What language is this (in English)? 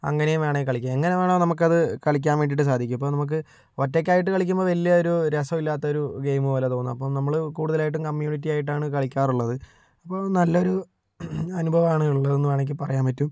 Malayalam